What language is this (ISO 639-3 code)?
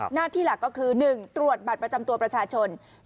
tha